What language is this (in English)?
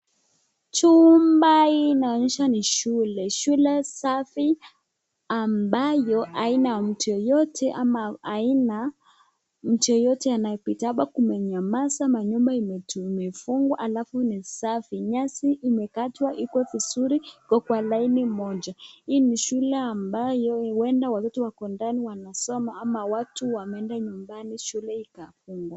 Swahili